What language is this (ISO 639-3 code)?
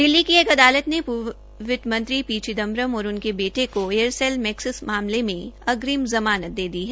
hin